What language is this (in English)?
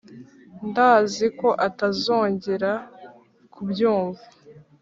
Kinyarwanda